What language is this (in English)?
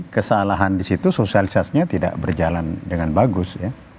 Indonesian